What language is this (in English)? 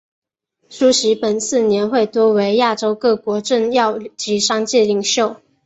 Chinese